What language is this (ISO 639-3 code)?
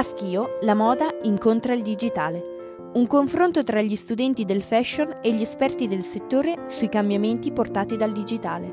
ita